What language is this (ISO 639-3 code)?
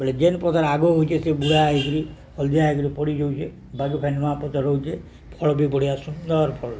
ori